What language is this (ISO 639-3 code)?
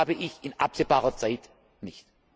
deu